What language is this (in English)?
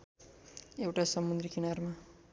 Nepali